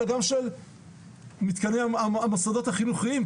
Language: Hebrew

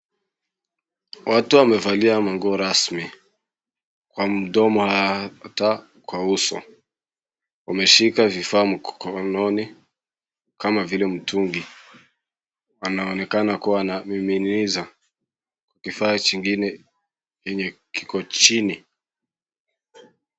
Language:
Swahili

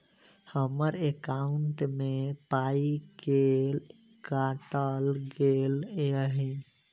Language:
Maithili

